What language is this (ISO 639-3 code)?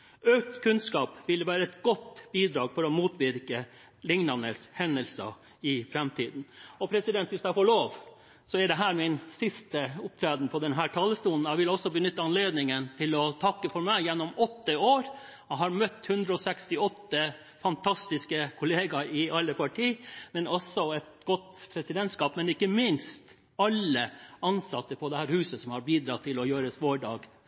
nob